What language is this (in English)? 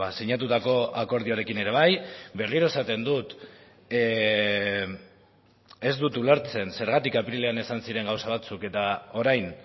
Basque